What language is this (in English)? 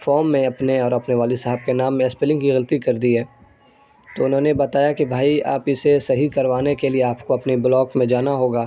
Urdu